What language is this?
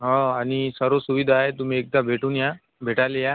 Marathi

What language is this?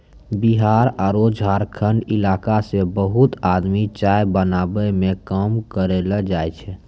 Maithili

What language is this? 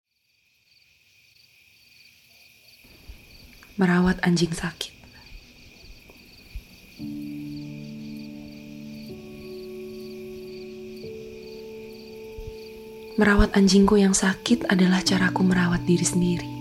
Indonesian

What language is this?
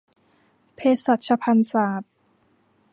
Thai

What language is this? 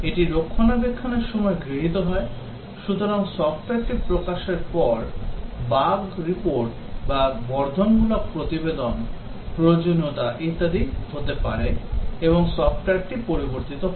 Bangla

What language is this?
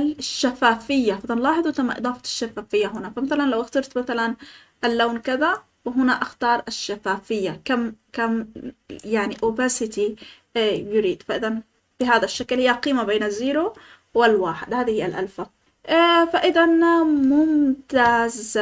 Arabic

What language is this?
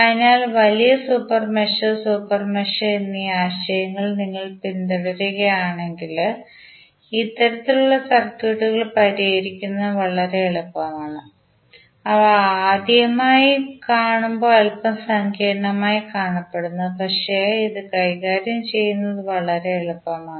Malayalam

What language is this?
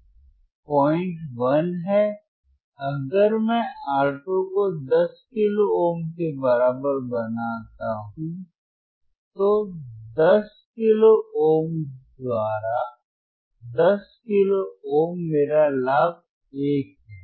Hindi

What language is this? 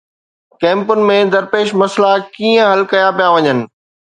Sindhi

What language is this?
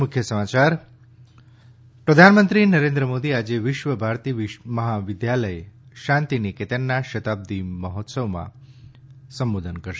Gujarati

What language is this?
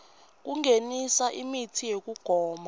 Swati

